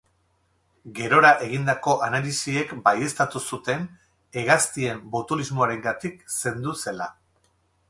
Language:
Basque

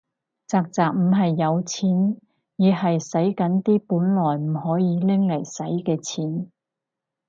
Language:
Cantonese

